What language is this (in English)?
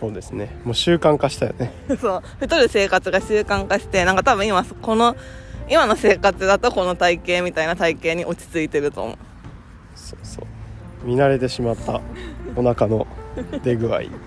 Japanese